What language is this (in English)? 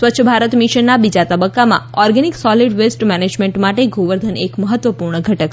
Gujarati